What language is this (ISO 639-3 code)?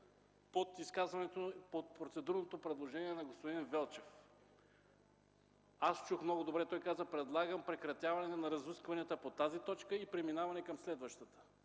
bul